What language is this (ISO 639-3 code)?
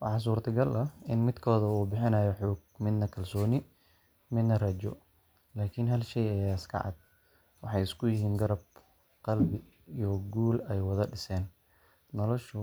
som